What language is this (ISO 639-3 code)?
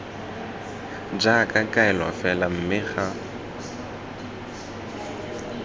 tsn